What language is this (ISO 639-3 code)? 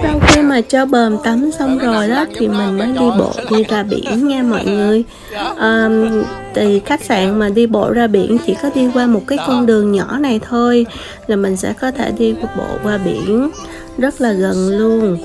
vie